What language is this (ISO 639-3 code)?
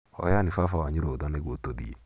kik